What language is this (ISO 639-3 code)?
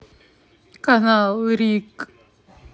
rus